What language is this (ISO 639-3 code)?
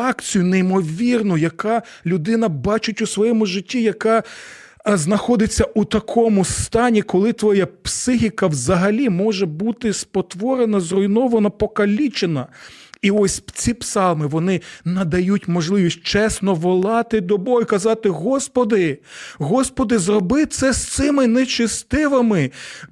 ukr